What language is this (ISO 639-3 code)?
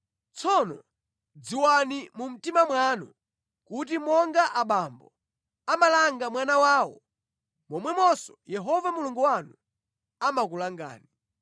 nya